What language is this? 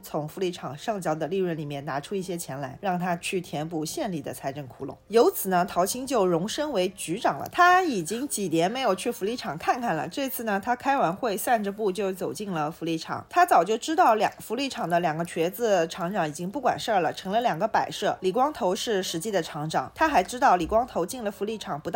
Chinese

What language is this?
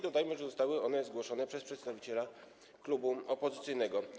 Polish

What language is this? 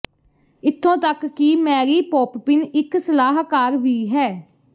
Punjabi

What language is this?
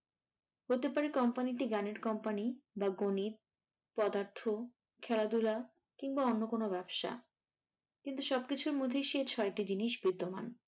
Bangla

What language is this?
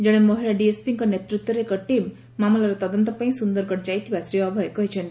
Odia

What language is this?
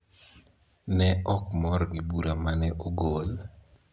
Luo (Kenya and Tanzania)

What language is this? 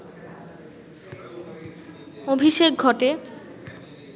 Bangla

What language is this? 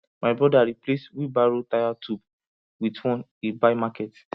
Nigerian Pidgin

